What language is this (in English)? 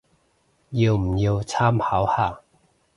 Cantonese